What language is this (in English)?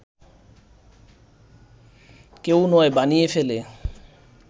Bangla